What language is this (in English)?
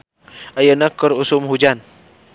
Sundanese